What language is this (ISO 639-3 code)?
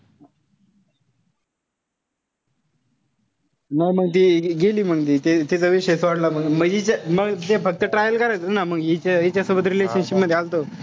mar